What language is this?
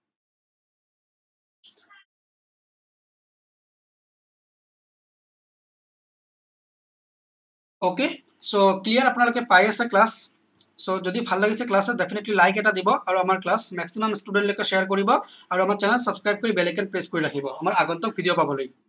Assamese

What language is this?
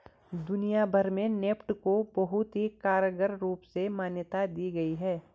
Hindi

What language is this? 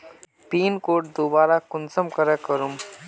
Magahi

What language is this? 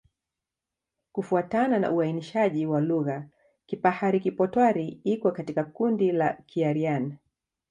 Swahili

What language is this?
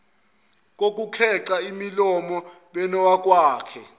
Zulu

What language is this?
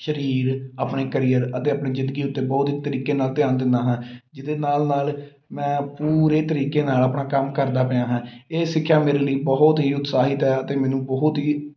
Punjabi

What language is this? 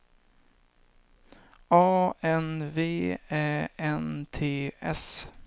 Swedish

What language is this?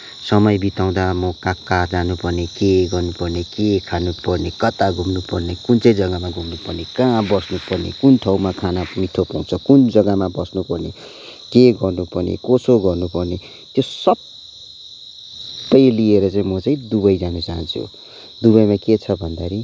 Nepali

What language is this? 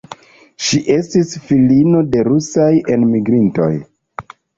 Esperanto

